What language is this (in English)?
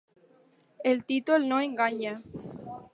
Catalan